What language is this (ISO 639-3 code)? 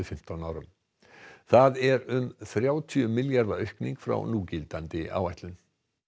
isl